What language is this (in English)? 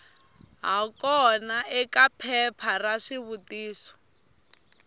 Tsonga